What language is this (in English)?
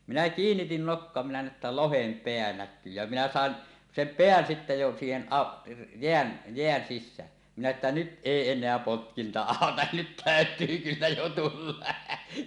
Finnish